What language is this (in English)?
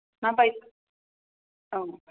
Bodo